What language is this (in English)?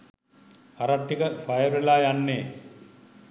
Sinhala